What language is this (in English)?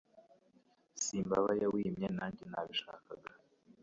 Kinyarwanda